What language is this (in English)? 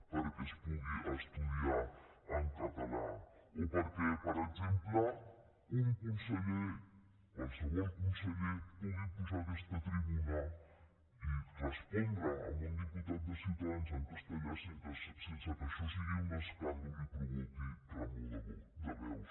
Catalan